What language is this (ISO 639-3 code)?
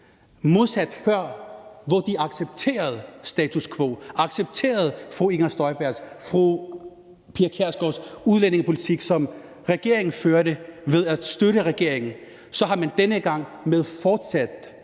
dan